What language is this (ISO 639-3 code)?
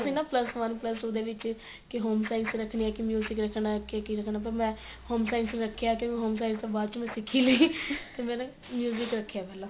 pan